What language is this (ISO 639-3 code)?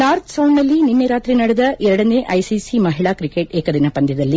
kan